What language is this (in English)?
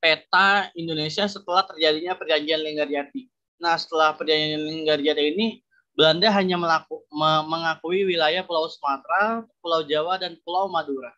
Indonesian